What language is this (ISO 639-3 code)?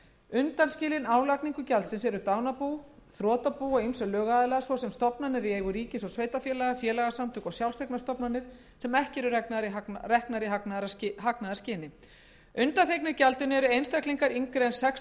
isl